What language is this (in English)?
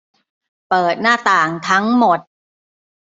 Thai